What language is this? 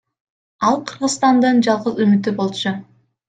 Kyrgyz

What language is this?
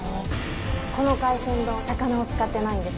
Japanese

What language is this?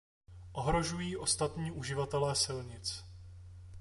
Czech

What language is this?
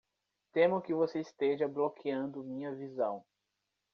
Portuguese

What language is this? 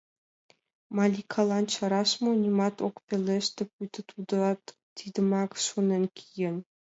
Mari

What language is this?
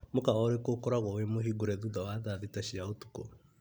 Kikuyu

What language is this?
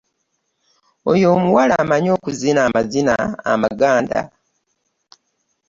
Ganda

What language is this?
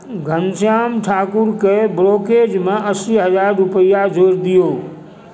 Maithili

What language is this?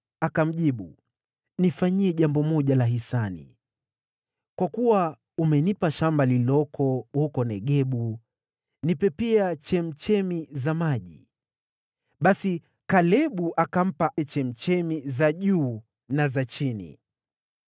Swahili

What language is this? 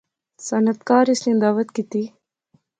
Pahari-Potwari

